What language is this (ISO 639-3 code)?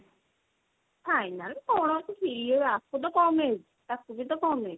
ori